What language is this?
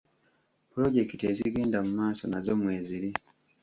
Ganda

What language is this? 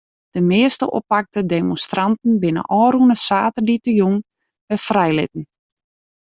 Western Frisian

